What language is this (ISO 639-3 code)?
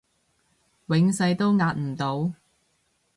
yue